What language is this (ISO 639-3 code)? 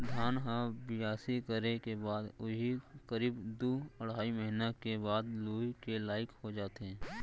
hne